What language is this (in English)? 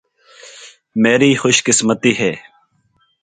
Urdu